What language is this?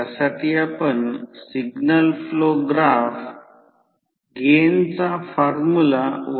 Marathi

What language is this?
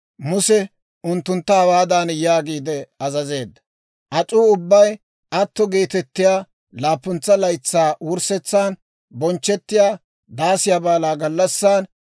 Dawro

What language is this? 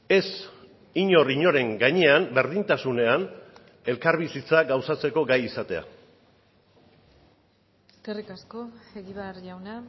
Basque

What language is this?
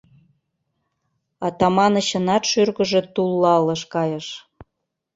Mari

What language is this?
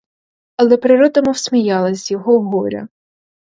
Ukrainian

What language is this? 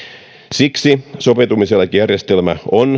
Finnish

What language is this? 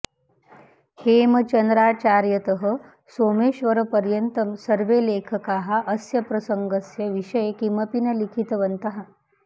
Sanskrit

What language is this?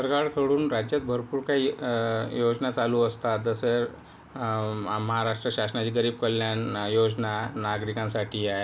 Marathi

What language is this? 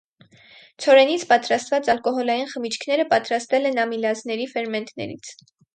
Armenian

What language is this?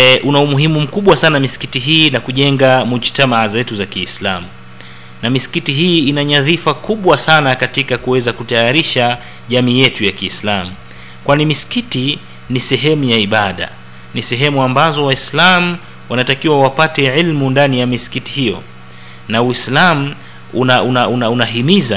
Swahili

